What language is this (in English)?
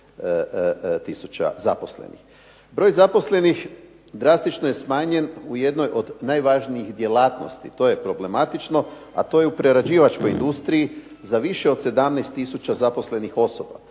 Croatian